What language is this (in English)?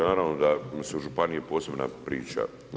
Croatian